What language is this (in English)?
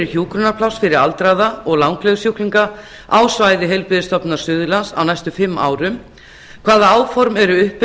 Icelandic